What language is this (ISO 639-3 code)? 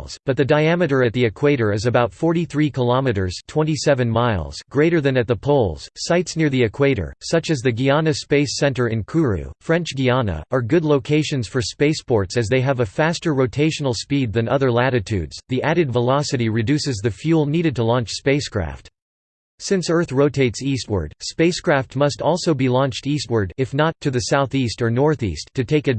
eng